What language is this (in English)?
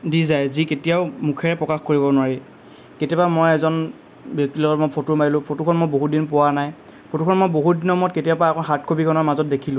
Assamese